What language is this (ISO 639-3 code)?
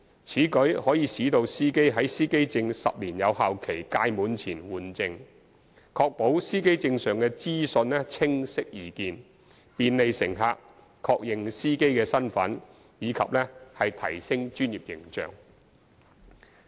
yue